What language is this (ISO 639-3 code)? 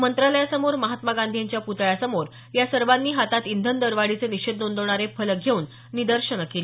mar